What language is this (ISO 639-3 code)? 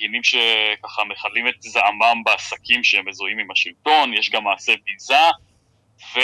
heb